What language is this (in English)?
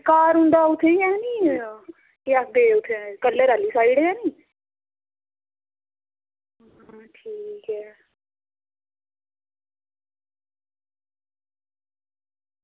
Dogri